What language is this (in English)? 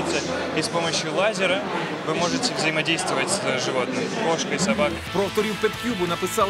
Ukrainian